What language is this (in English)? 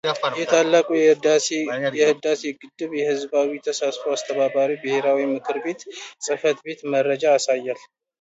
Amharic